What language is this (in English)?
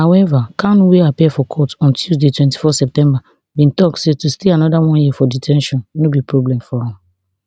Nigerian Pidgin